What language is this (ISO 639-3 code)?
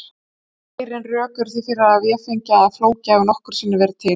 isl